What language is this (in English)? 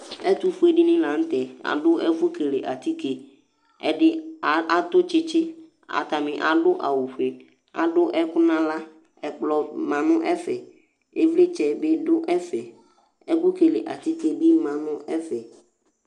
Ikposo